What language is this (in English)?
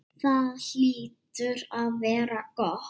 Icelandic